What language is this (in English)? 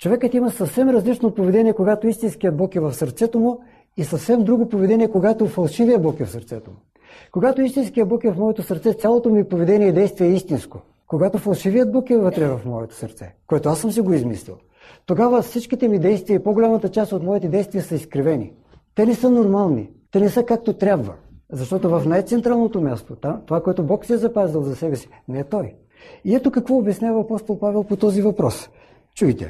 Bulgarian